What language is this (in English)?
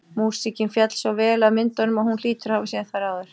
Icelandic